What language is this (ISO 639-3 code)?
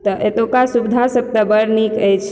mai